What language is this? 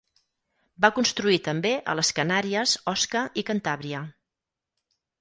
Catalan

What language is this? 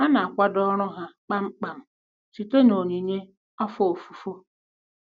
Igbo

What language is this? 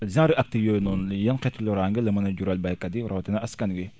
Wolof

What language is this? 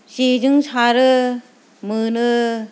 Bodo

